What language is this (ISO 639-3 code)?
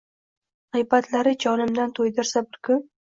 uzb